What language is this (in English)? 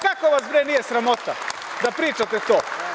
Serbian